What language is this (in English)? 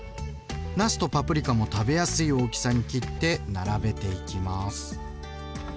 Japanese